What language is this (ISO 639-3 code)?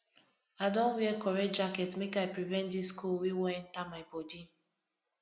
pcm